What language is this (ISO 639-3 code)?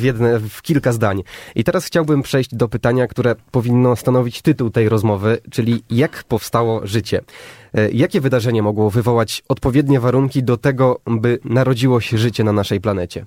pol